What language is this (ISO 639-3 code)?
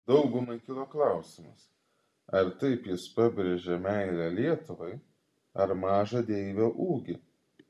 lit